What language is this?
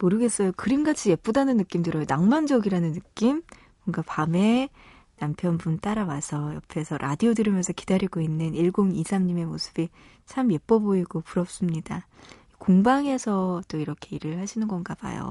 Korean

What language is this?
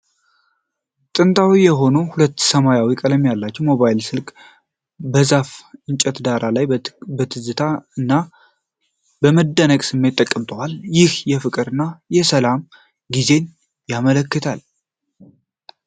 Amharic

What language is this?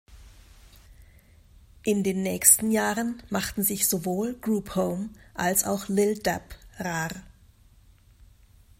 German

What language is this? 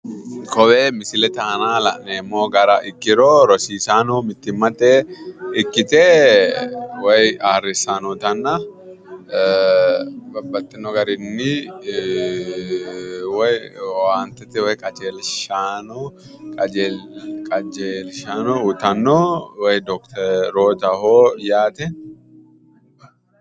Sidamo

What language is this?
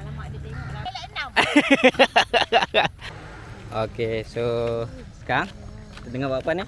Malay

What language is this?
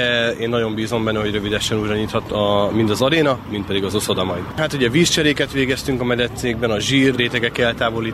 Hungarian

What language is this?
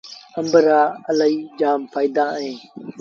Sindhi Bhil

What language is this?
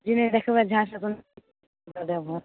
Maithili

